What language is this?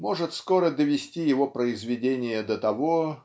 Russian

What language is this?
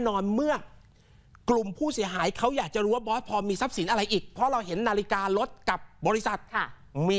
Thai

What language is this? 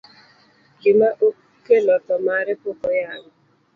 Luo (Kenya and Tanzania)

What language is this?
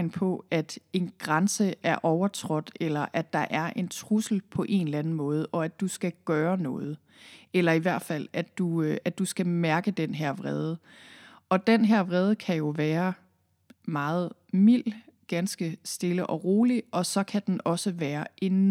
Danish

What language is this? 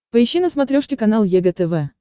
Russian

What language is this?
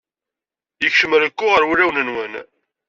Kabyle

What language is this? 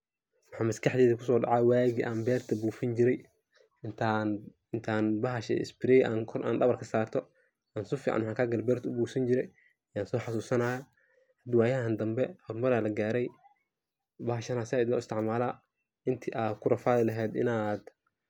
Somali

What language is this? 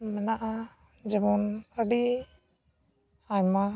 Santali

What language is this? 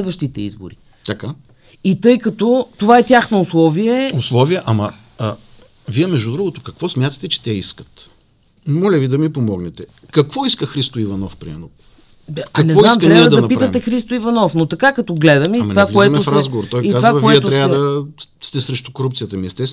Bulgarian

